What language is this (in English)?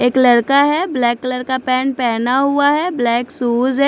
Hindi